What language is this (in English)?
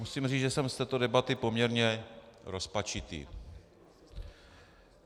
Czech